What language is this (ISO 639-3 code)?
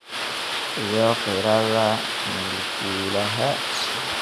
som